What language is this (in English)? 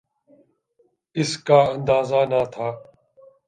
Urdu